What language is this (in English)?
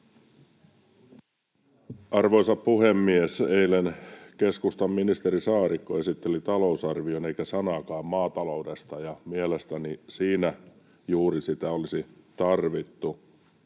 Finnish